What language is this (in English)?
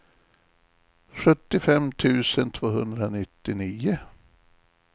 Swedish